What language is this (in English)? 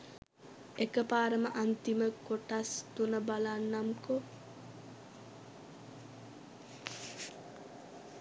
Sinhala